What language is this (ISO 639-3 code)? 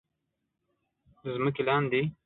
pus